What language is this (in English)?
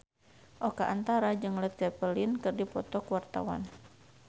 Sundanese